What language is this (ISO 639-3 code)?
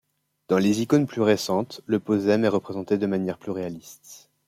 fra